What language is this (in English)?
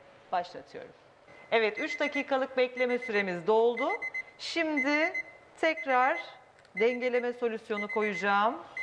Turkish